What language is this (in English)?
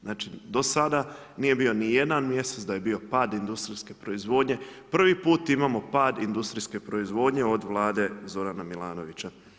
Croatian